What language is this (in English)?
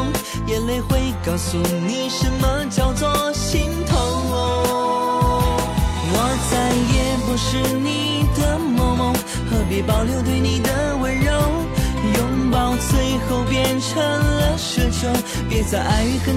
Chinese